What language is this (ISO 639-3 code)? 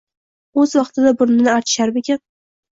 uzb